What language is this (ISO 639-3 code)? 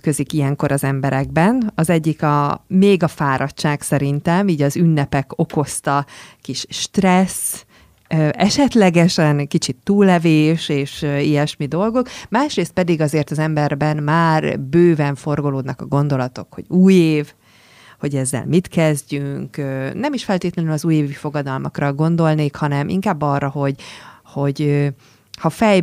hun